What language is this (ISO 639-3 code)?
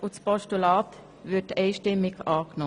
gsw